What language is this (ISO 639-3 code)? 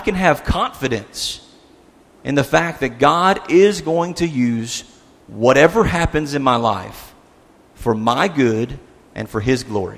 eng